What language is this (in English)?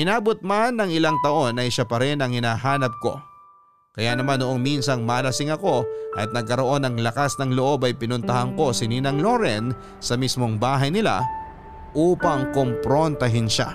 Filipino